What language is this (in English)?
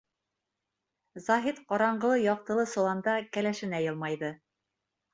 Bashkir